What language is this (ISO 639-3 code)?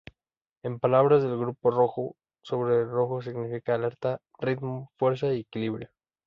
spa